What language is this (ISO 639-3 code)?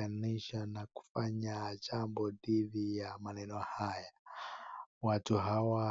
swa